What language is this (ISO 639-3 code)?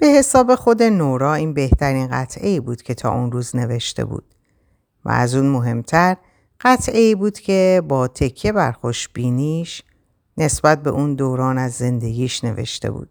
fas